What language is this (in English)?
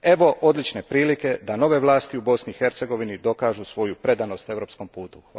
Croatian